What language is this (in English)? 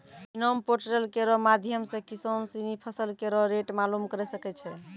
Maithili